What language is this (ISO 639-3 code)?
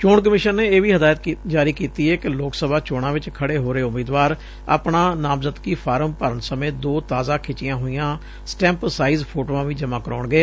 pan